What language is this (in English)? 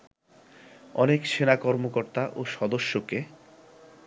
Bangla